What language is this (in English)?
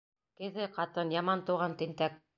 Bashkir